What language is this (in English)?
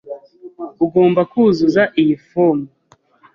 Kinyarwanda